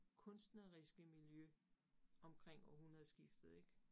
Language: Danish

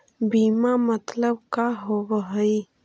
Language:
Magahi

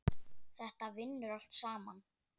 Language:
Icelandic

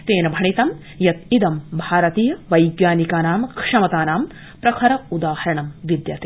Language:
Sanskrit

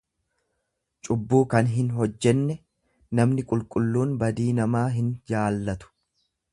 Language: Oromo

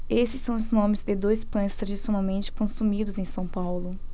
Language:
Portuguese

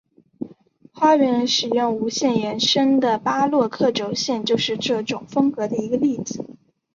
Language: Chinese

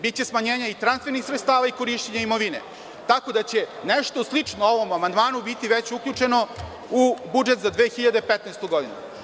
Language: Serbian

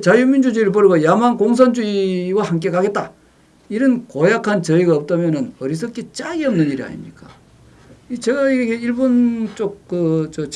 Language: Korean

